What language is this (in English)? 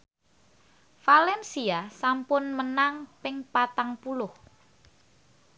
Javanese